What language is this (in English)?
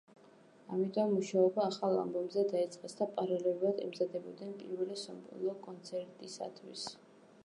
Georgian